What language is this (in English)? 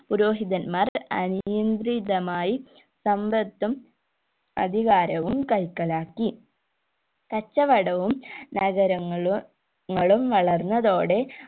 Malayalam